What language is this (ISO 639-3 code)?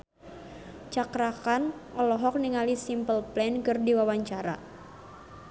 sun